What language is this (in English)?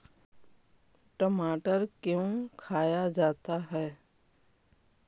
Magahi